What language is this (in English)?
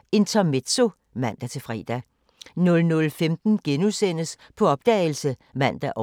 Danish